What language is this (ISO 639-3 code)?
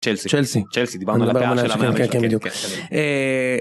heb